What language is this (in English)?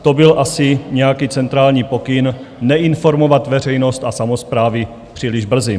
Czech